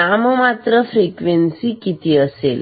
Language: Marathi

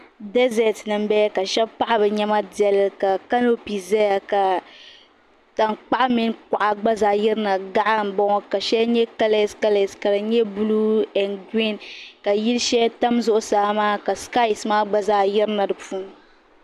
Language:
Dagbani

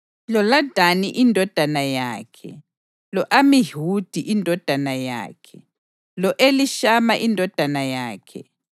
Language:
North Ndebele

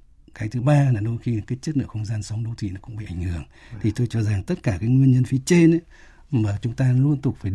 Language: Vietnamese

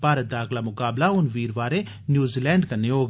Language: Dogri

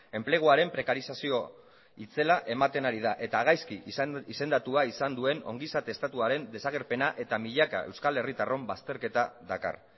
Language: Basque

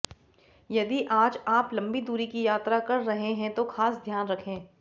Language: Hindi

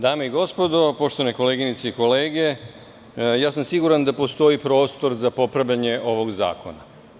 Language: Serbian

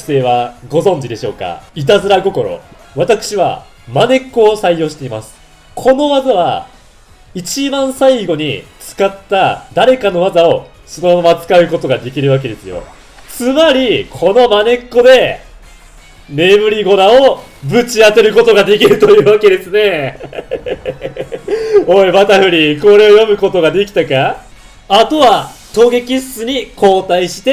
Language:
Japanese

